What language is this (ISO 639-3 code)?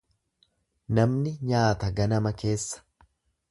orm